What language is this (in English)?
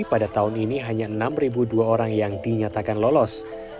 Indonesian